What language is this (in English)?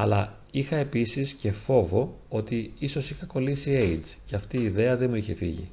Greek